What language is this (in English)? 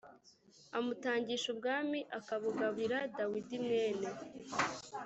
Kinyarwanda